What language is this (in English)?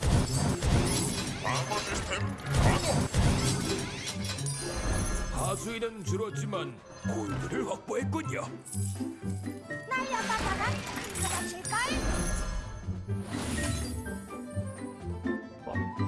Korean